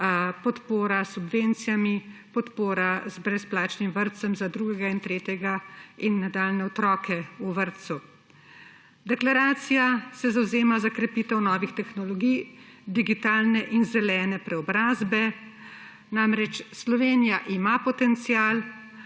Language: Slovenian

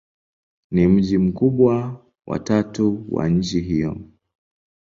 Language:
Swahili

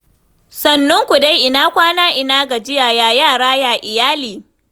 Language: Hausa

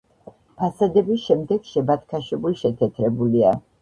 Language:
Georgian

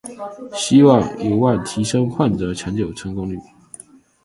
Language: Chinese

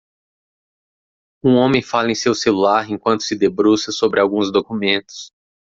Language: Portuguese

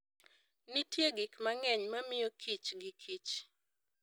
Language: Luo (Kenya and Tanzania)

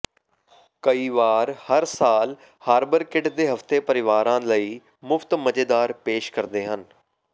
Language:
Punjabi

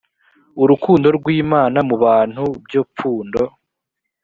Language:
Kinyarwanda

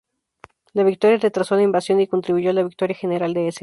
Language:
Spanish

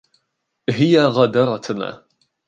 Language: Arabic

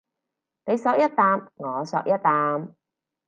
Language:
Cantonese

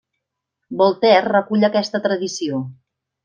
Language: Catalan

